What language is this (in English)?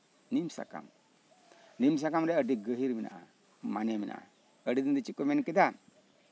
Santali